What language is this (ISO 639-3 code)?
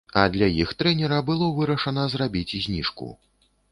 bel